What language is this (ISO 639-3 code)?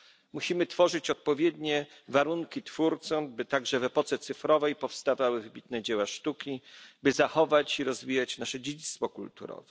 pol